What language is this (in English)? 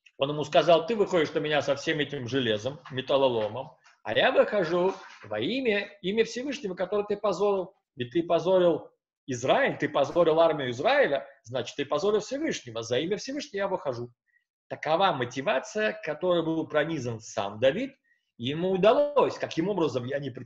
Russian